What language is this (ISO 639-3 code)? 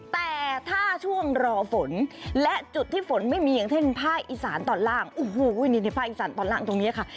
tha